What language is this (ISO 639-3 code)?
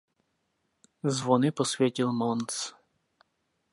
ces